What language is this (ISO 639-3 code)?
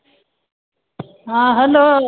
mai